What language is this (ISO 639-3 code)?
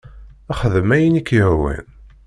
kab